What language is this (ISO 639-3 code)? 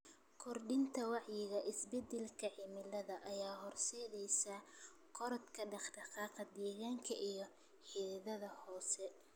som